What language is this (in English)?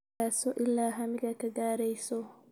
Somali